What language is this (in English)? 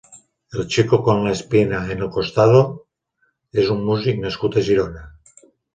Catalan